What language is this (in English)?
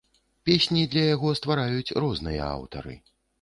Belarusian